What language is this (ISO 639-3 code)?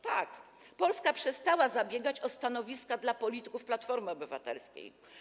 pol